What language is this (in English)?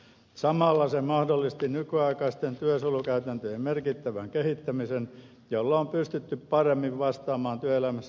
Finnish